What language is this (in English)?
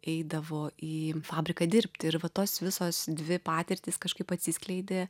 Lithuanian